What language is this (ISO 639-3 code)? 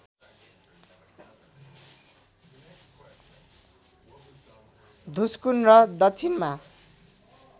nep